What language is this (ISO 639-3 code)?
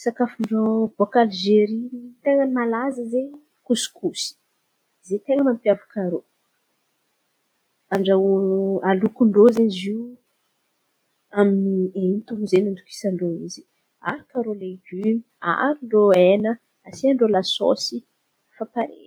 xmv